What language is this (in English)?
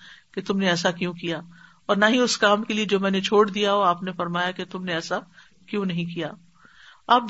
Urdu